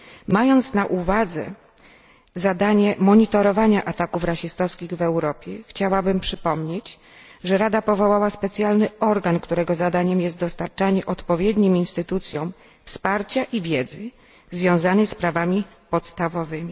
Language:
Polish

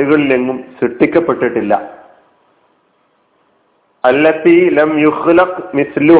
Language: Malayalam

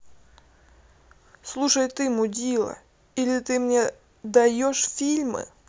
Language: Russian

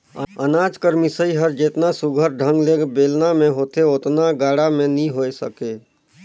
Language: Chhattisgarhi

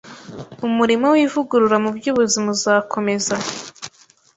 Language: Kinyarwanda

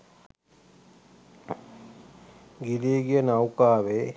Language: Sinhala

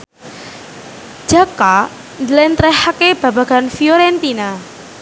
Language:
Javanese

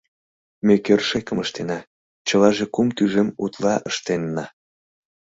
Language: Mari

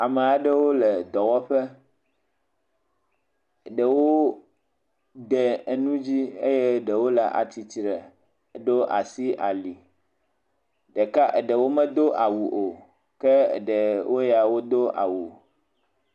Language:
Ewe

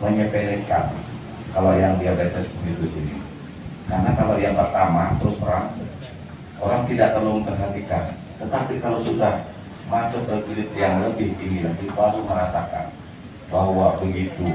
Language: Indonesian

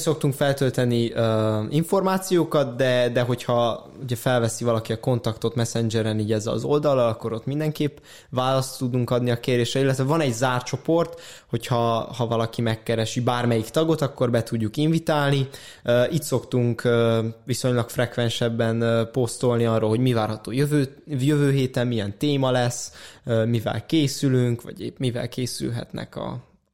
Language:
Hungarian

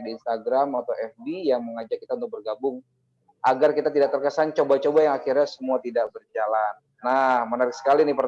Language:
Indonesian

